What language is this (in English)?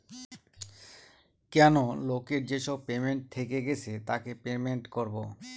Bangla